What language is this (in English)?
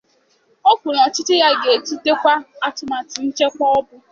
Igbo